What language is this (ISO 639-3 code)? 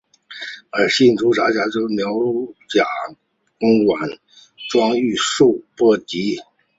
zho